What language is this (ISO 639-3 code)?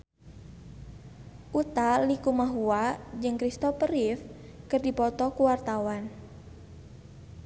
sun